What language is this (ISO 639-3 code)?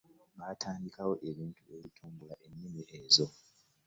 lug